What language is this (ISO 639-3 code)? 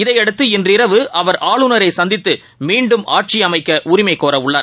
tam